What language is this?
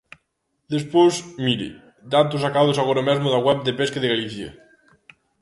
Galician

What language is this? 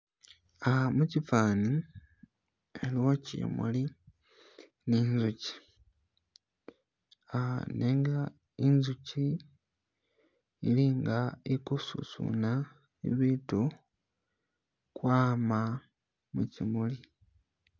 Masaaba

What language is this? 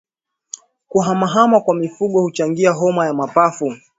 Swahili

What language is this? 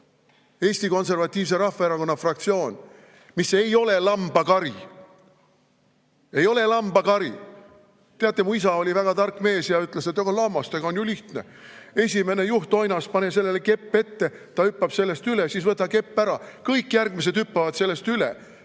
Estonian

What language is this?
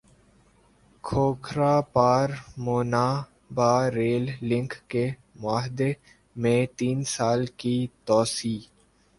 Urdu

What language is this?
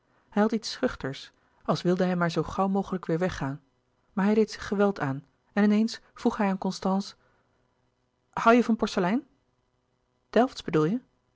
Dutch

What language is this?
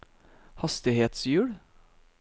Norwegian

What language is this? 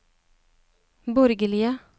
Norwegian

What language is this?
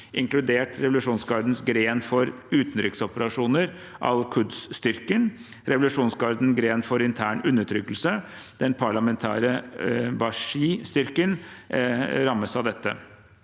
Norwegian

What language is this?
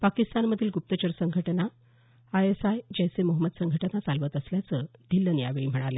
Marathi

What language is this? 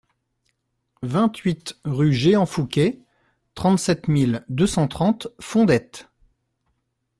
French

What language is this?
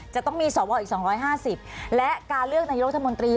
Thai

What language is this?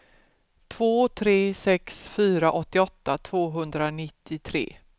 Swedish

